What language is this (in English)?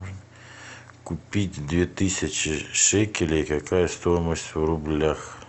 Russian